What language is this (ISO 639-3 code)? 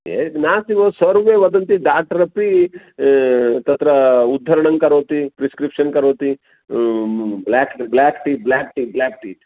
san